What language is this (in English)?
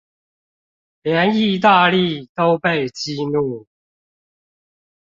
Chinese